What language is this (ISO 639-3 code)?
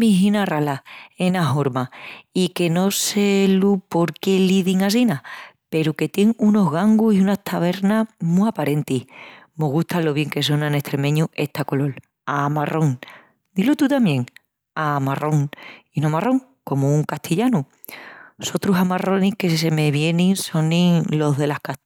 ext